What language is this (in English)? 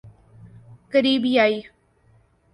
Urdu